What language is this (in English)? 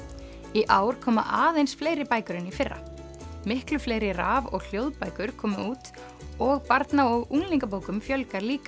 Icelandic